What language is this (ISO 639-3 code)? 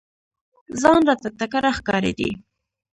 pus